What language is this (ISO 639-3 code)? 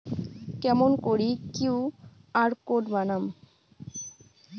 ben